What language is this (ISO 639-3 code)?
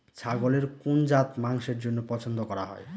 ben